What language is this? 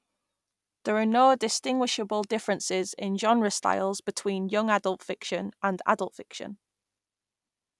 English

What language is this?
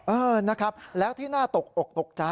Thai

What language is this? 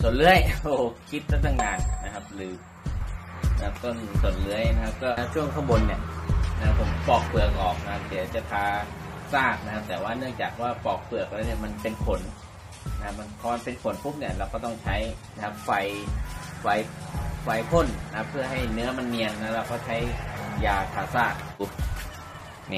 Thai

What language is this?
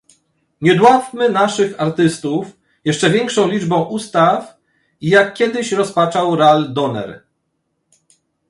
Polish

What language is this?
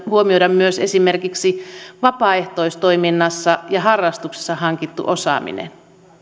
Finnish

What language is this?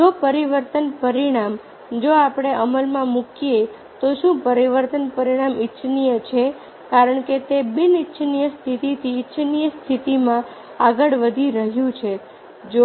Gujarati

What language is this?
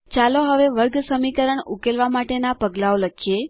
Gujarati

